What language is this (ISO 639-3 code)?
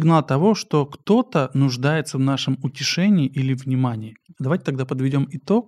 rus